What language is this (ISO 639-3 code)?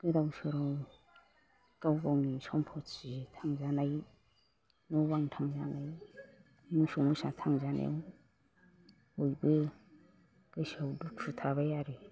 brx